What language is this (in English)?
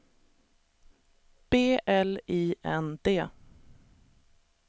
Swedish